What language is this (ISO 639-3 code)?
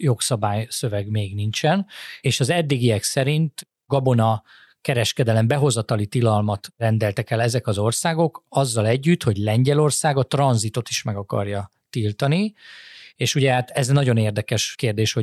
hun